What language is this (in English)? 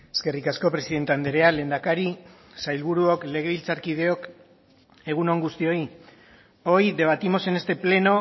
Basque